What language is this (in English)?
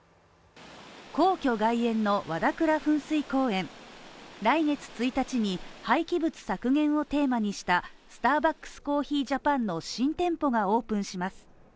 Japanese